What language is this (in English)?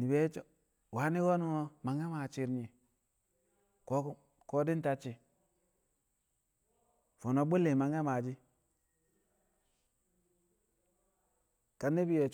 Kamo